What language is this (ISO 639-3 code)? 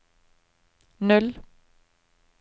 nor